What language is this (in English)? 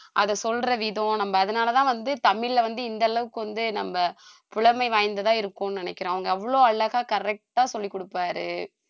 Tamil